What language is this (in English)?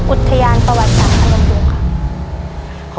Thai